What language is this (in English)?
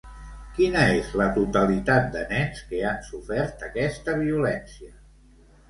Catalan